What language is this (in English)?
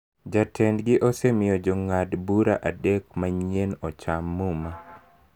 Luo (Kenya and Tanzania)